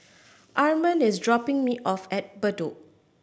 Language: English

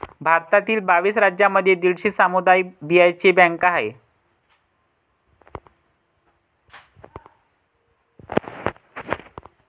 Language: Marathi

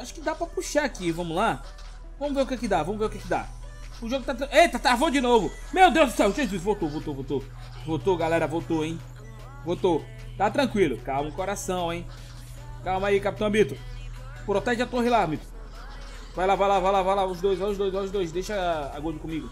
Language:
Portuguese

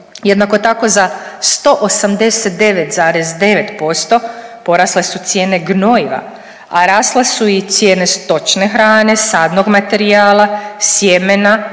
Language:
Croatian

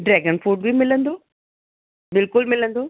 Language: Sindhi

